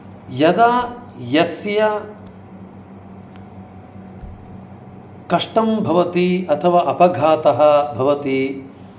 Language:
Sanskrit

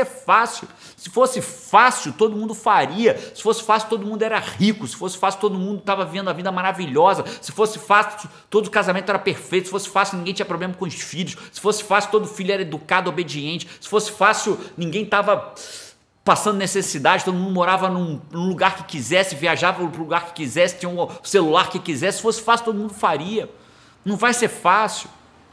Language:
Portuguese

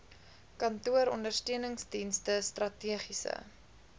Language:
Afrikaans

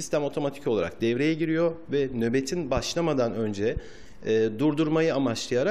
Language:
Turkish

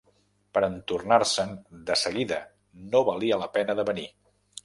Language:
Catalan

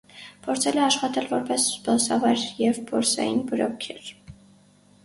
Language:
Armenian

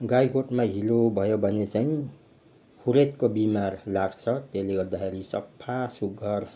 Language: Nepali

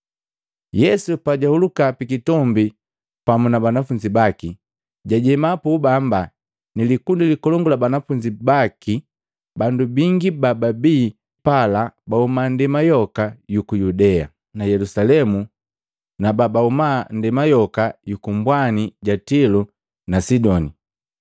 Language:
Matengo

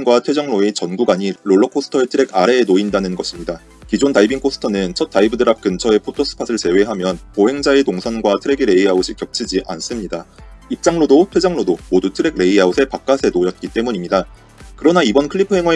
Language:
Korean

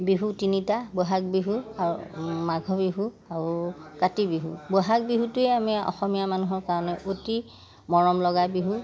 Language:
Assamese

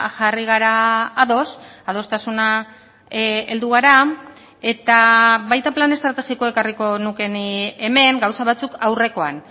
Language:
Basque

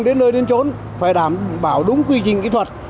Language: Vietnamese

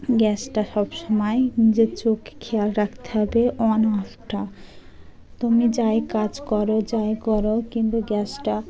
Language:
Bangla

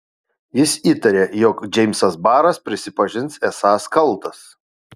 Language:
Lithuanian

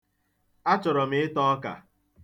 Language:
Igbo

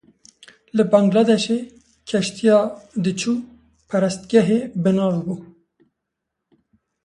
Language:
Kurdish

